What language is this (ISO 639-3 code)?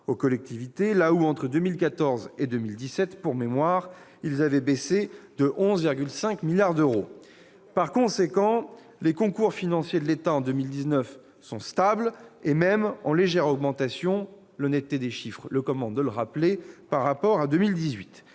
fra